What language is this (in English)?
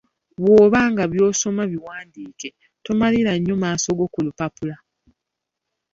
Ganda